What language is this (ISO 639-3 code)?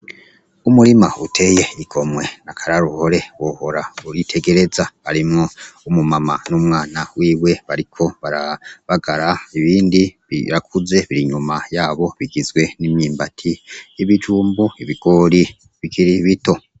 run